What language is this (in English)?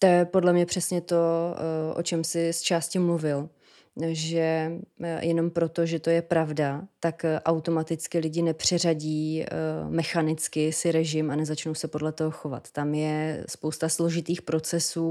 Czech